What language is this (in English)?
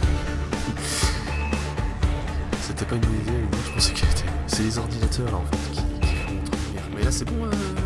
French